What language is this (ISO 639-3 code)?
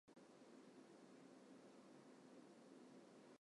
jpn